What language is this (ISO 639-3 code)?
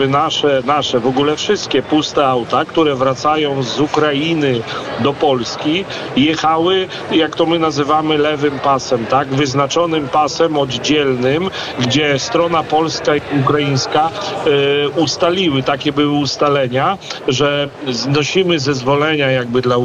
pol